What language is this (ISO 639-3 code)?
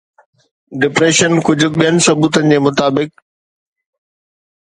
snd